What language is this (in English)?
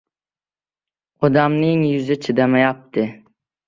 Uzbek